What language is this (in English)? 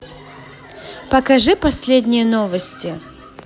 Russian